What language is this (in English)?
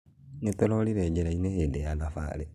Kikuyu